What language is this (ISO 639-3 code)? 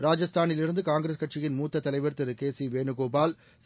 tam